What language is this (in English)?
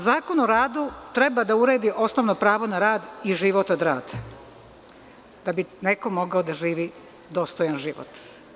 Serbian